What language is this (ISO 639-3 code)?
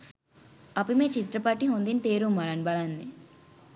sin